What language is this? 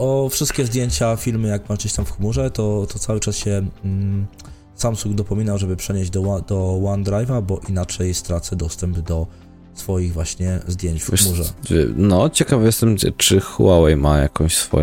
Polish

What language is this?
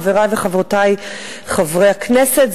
Hebrew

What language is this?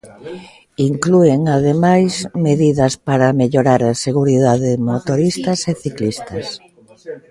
Galician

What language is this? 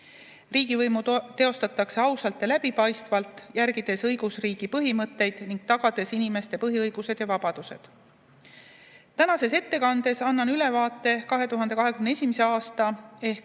Estonian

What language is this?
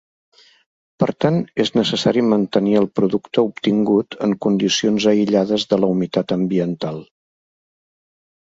Catalan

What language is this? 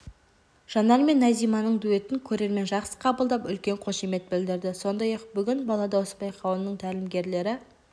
Kazakh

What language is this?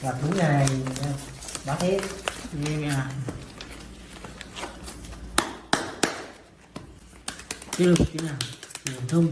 Vietnamese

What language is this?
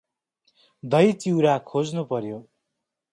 Nepali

